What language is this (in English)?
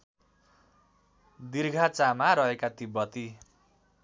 Nepali